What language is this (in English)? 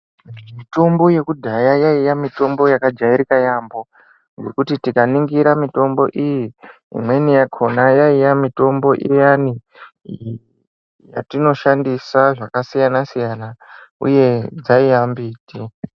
Ndau